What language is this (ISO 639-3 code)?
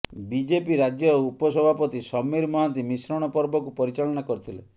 ori